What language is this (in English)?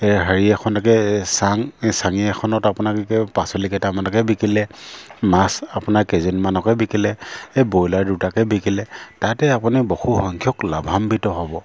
Assamese